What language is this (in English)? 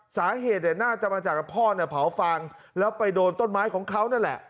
Thai